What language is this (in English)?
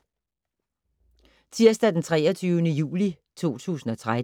Danish